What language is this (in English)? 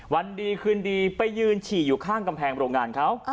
Thai